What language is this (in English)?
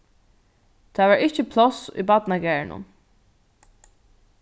Faroese